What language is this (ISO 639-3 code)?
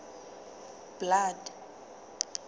sot